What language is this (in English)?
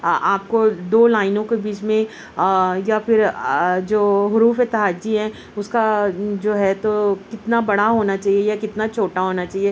Urdu